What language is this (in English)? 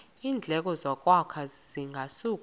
Xhosa